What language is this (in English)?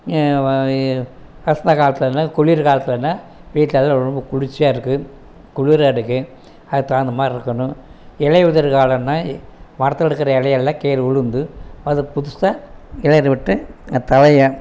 Tamil